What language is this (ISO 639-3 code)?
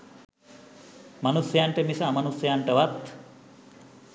sin